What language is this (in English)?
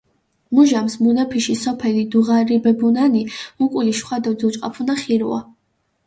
Mingrelian